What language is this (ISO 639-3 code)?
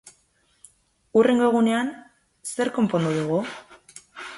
eus